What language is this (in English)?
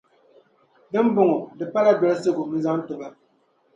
Dagbani